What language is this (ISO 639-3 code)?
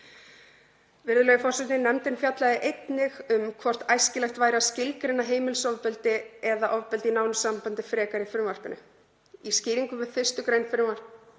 isl